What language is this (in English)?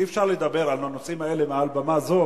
Hebrew